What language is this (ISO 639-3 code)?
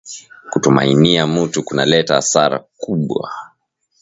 swa